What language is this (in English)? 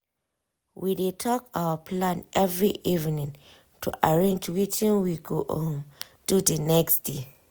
Nigerian Pidgin